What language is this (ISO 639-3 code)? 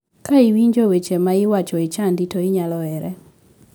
luo